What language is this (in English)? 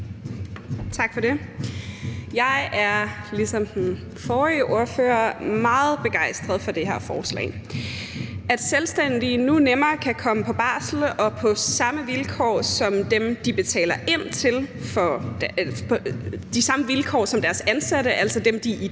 Danish